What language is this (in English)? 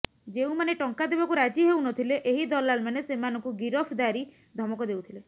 Odia